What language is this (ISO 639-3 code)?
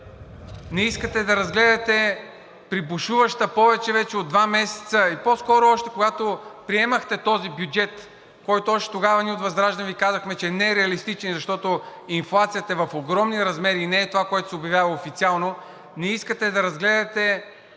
bul